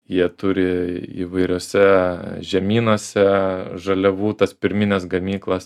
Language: Lithuanian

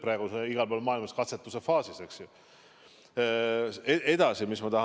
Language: Estonian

